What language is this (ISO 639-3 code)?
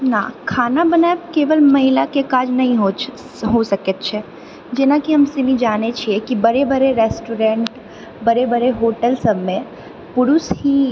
mai